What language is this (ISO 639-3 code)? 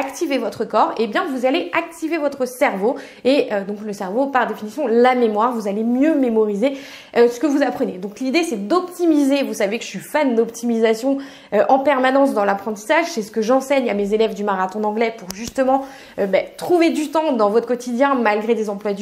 fra